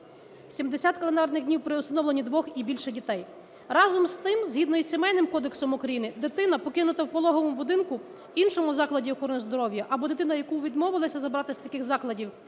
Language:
Ukrainian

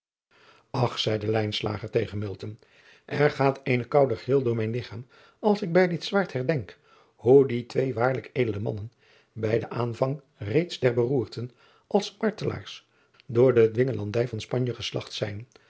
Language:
Dutch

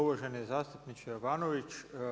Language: Croatian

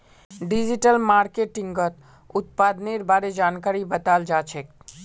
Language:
Magahi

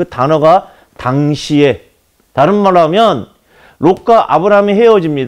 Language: Korean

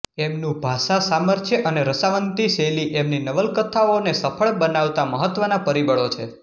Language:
Gujarati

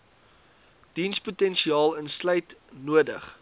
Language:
Afrikaans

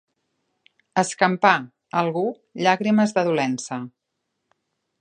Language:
Catalan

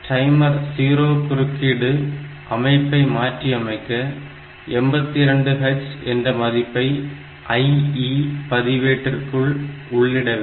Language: Tamil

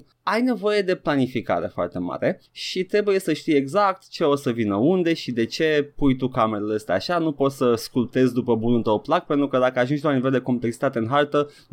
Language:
Romanian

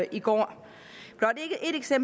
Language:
Danish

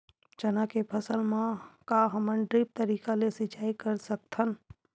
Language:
Chhattisgarhi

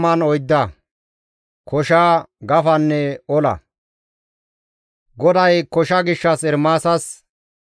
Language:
Gamo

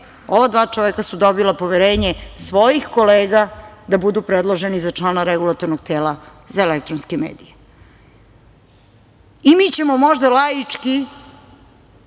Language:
Serbian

